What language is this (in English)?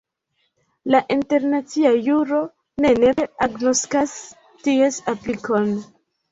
Esperanto